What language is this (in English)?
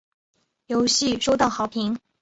Chinese